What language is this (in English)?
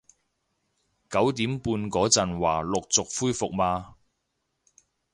Cantonese